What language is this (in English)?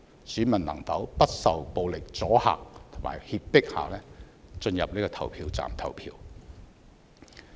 Cantonese